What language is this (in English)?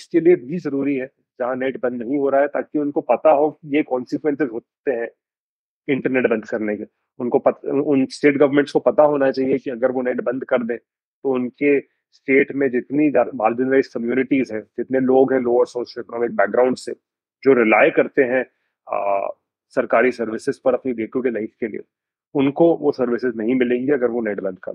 Hindi